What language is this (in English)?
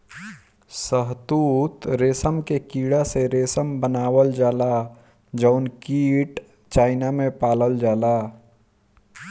Bhojpuri